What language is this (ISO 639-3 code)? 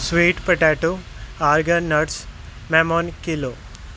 pan